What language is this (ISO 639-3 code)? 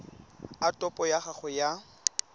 tsn